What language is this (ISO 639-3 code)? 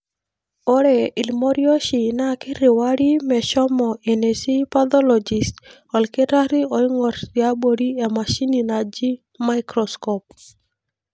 mas